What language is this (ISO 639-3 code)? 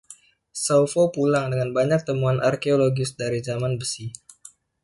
ind